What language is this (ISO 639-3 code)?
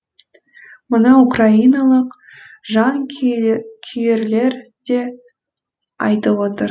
kaz